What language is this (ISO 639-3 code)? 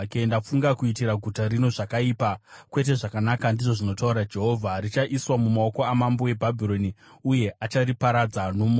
sna